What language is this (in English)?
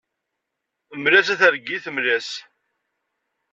Kabyle